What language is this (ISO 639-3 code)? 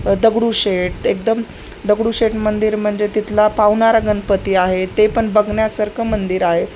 mar